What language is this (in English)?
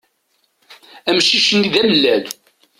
Kabyle